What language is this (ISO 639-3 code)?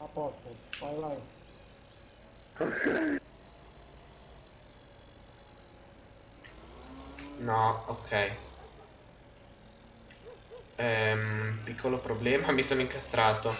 ita